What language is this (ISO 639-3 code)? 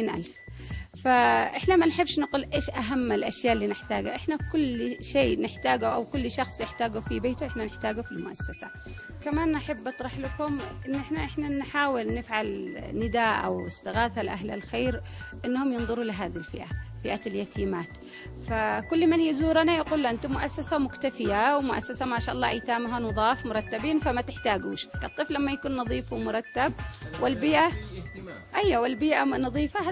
ara